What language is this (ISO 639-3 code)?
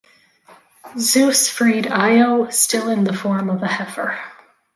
eng